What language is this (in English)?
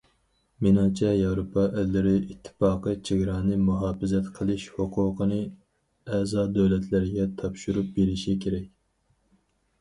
Uyghur